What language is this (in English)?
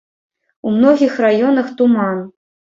Belarusian